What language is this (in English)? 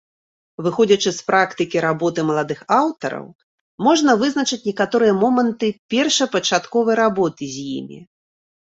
Belarusian